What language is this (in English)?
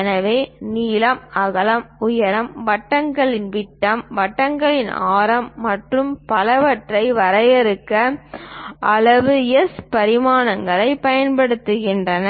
Tamil